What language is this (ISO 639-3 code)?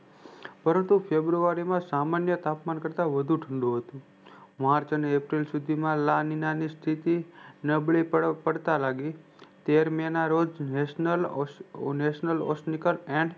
guj